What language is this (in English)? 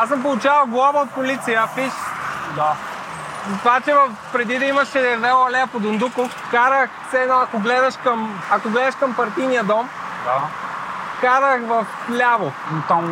Bulgarian